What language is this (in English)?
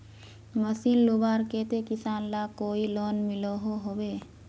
Magahi